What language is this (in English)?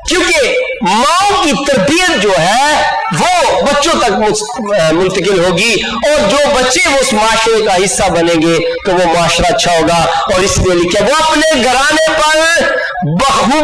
Urdu